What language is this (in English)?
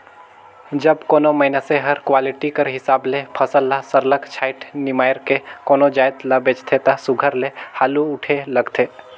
Chhattisgarhi